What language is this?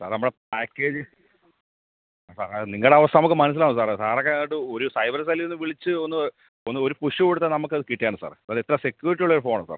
Malayalam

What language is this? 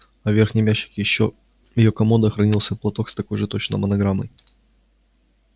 Russian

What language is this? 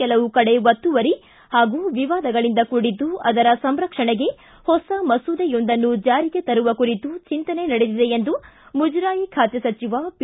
Kannada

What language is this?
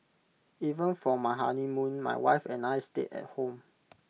English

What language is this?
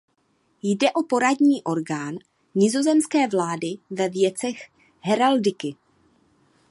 Czech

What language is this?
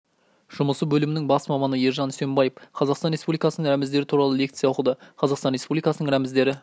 Kazakh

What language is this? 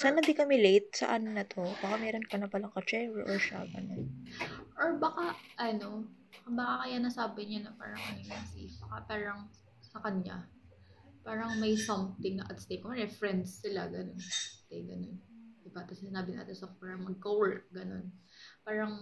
Filipino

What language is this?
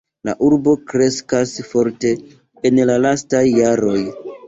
Esperanto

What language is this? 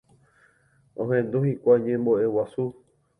Guarani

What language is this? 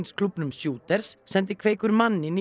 Icelandic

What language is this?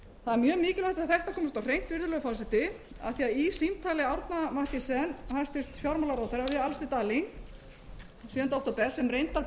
Icelandic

